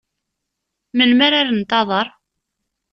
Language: Kabyle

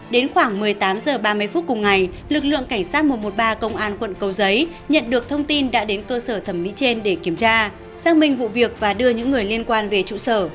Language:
Vietnamese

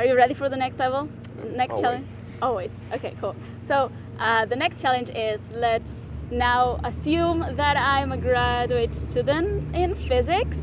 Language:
English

